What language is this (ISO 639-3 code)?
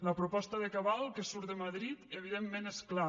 cat